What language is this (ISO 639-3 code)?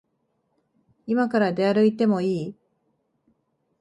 jpn